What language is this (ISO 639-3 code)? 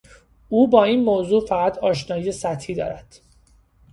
fas